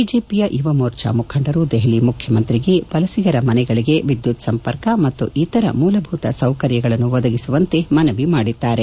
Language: Kannada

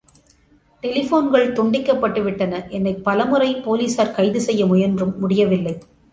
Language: Tamil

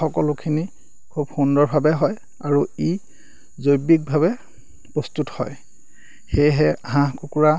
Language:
Assamese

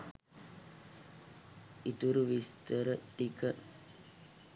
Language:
Sinhala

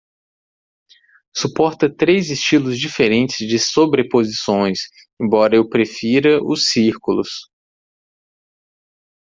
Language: Portuguese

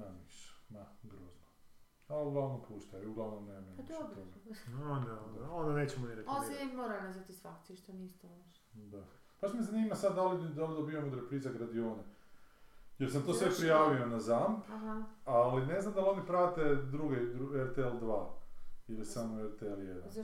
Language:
Croatian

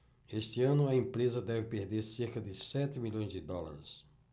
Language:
Portuguese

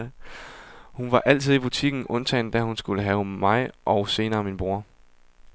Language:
Danish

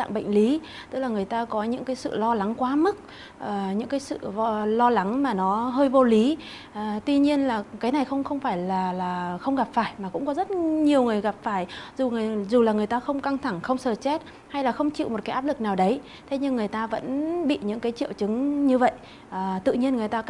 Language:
Vietnamese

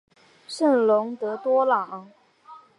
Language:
Chinese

